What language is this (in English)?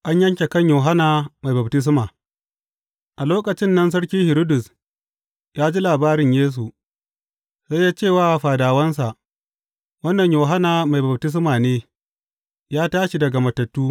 Hausa